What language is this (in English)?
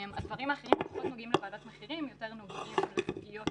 Hebrew